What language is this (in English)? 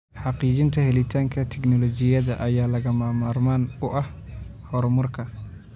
Somali